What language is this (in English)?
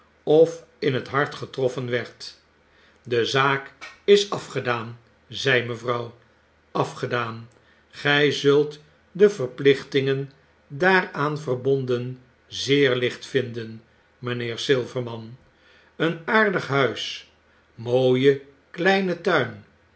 Dutch